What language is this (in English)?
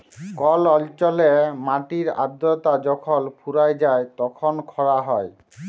Bangla